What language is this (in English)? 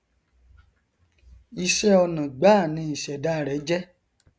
Yoruba